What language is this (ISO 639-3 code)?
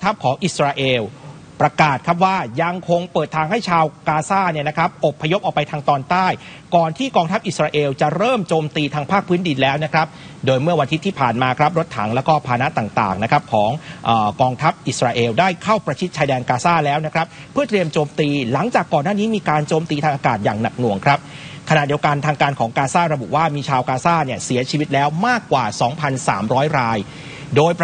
tha